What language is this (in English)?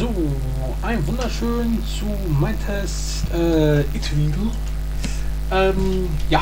German